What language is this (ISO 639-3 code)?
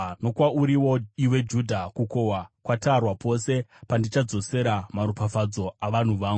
sna